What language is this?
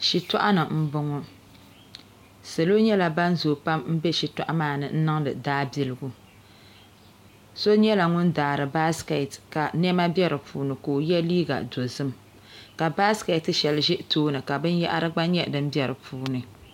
Dagbani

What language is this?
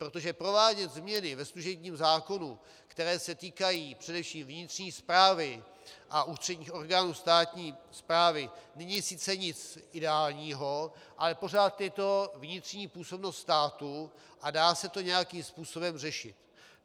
Czech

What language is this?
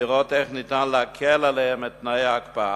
Hebrew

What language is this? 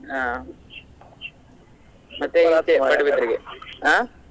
Kannada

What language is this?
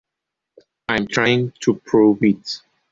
English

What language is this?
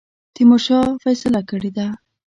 Pashto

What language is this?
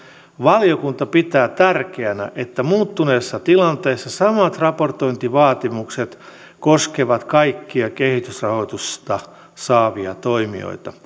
Finnish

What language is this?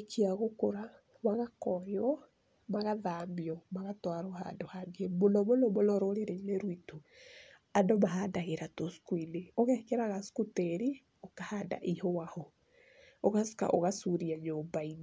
Kikuyu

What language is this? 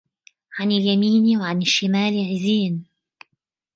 Arabic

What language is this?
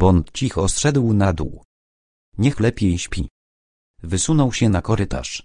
Polish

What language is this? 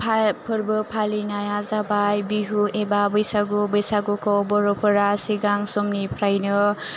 Bodo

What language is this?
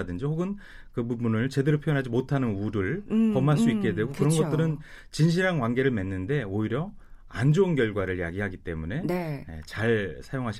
Korean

